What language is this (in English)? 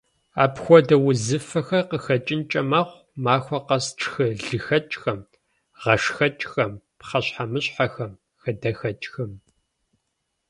Kabardian